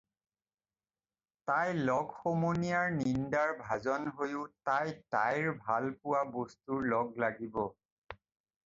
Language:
Assamese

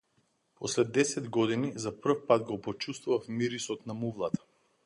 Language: Macedonian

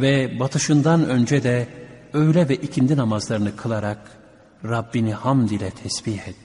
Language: Turkish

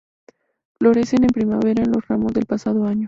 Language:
Spanish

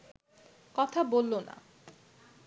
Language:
Bangla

